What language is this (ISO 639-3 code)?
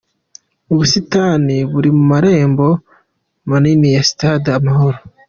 kin